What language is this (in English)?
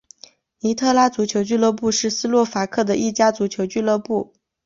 Chinese